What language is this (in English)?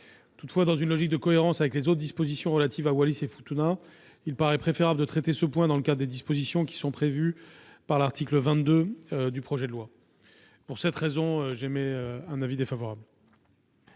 French